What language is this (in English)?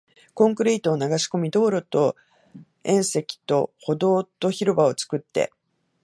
Japanese